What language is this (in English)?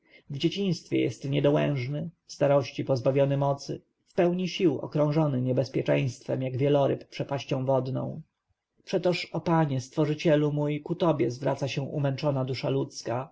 Polish